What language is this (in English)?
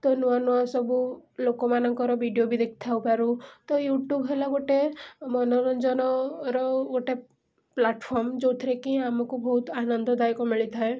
Odia